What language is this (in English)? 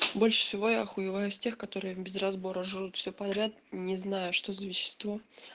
Russian